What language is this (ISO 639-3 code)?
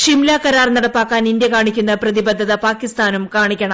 mal